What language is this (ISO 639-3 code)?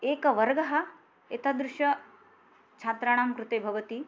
san